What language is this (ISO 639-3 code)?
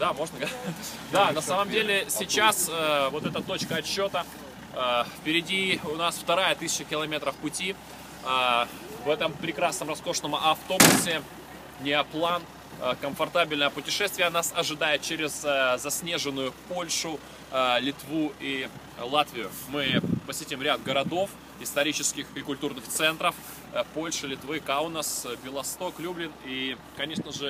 rus